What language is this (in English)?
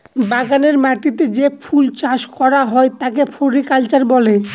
Bangla